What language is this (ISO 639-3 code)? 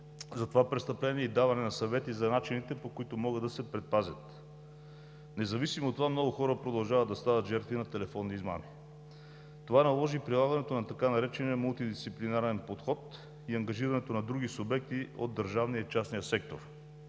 bul